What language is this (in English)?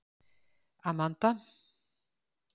Icelandic